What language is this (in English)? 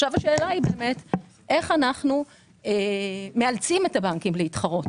Hebrew